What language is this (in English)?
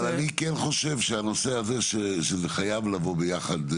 Hebrew